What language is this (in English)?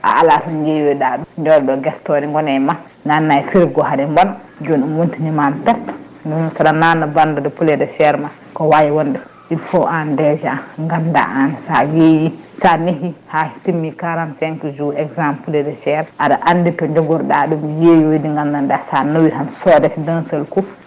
Fula